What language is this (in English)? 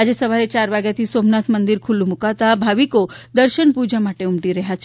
Gujarati